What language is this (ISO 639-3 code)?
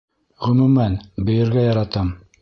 bak